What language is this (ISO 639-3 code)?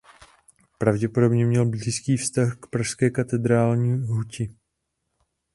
ces